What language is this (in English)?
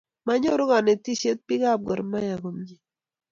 Kalenjin